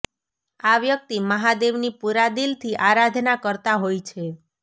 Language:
Gujarati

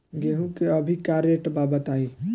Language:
Bhojpuri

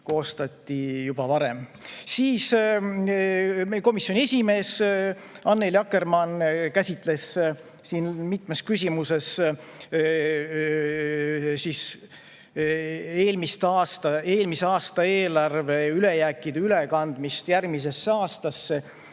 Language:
Estonian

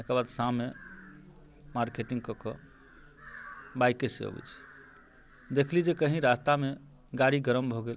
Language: Maithili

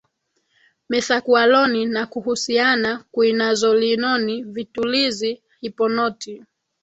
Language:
Swahili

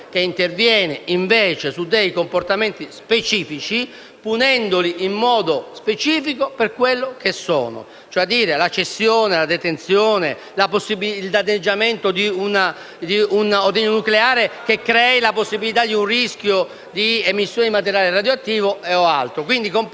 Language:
Italian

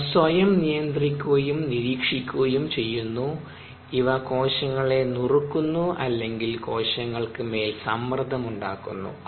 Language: Malayalam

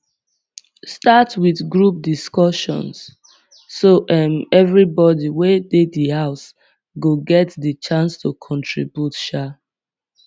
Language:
Nigerian Pidgin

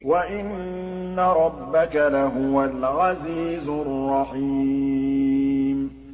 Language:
Arabic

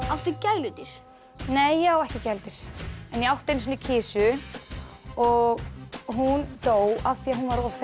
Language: Icelandic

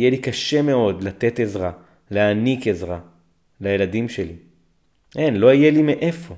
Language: Hebrew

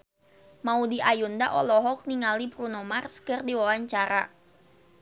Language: Sundanese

